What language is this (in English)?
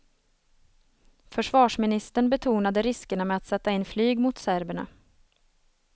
Swedish